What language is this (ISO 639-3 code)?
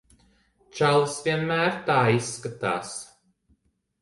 lav